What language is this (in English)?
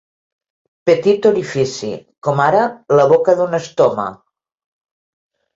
Catalan